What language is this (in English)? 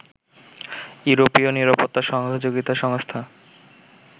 Bangla